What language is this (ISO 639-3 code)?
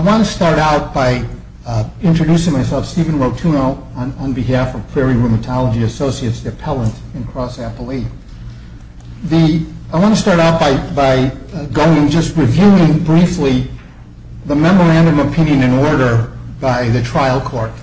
eng